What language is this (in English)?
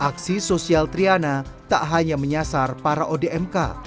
Indonesian